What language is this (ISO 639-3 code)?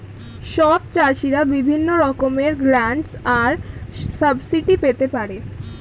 ben